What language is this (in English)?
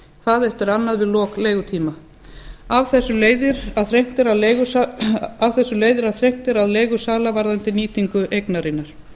Icelandic